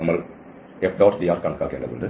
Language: Malayalam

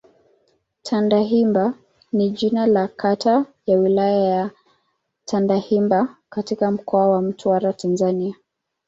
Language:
Swahili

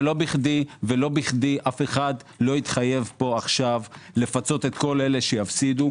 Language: Hebrew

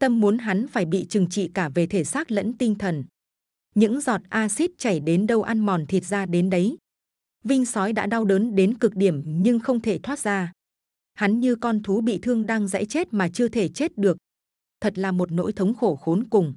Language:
Vietnamese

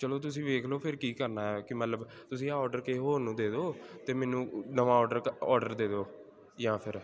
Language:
Punjabi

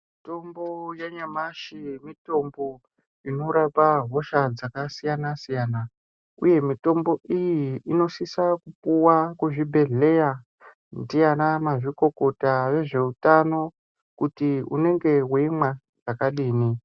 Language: Ndau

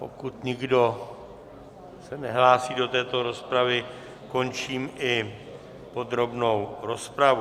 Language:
Czech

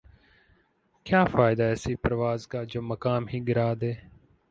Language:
Urdu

